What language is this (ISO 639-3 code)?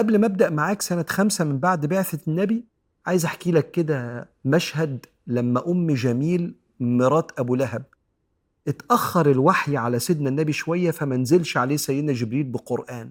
ara